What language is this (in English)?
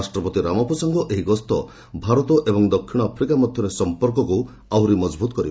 Odia